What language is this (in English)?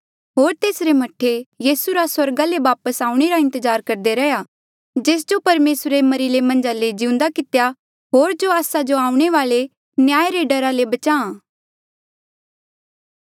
Mandeali